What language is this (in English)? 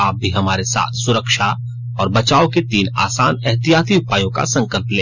Hindi